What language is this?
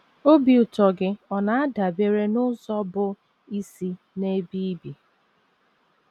Igbo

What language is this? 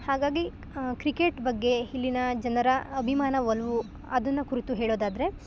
Kannada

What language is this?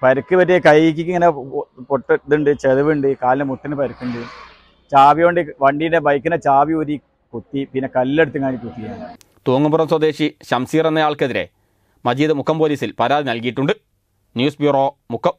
Malayalam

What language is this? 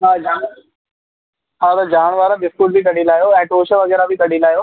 Sindhi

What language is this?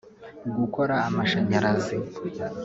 Kinyarwanda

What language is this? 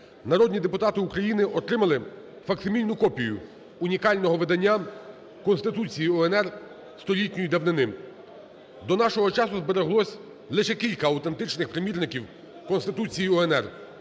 Ukrainian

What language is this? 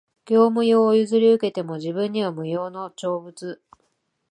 Japanese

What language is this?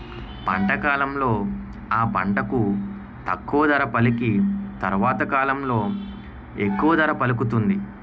Telugu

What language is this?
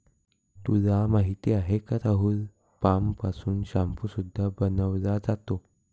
Marathi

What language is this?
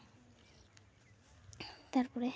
Santali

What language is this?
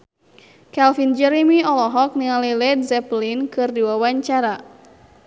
Sundanese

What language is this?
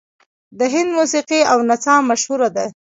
Pashto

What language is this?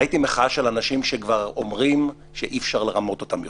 Hebrew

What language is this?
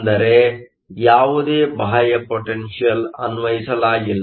Kannada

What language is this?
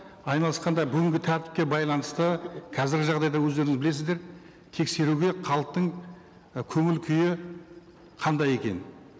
Kazakh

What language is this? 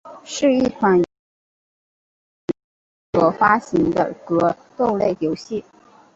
Chinese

